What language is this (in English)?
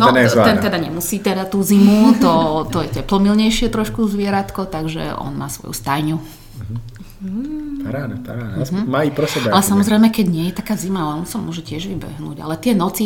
Slovak